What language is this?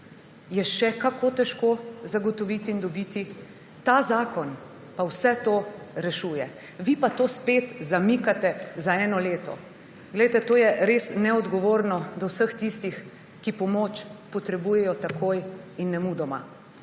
Slovenian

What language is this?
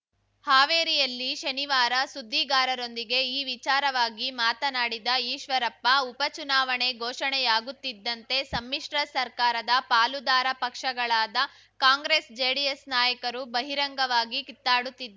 Kannada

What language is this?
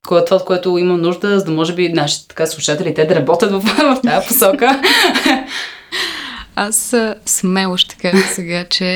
Bulgarian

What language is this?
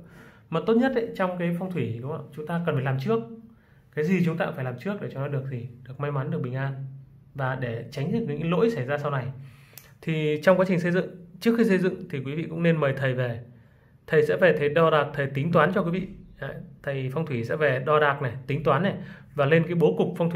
Vietnamese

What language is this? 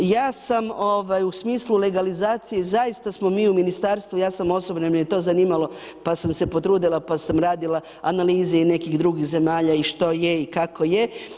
Croatian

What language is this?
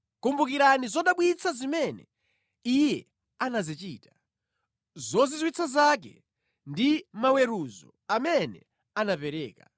Nyanja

